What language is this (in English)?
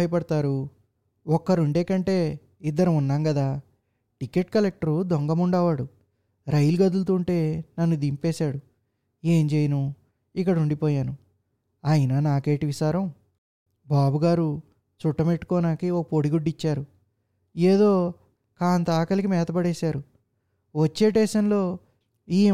Telugu